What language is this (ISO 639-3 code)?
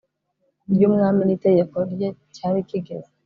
kin